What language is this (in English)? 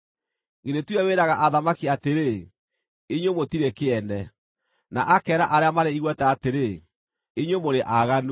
Kikuyu